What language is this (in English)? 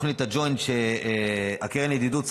Hebrew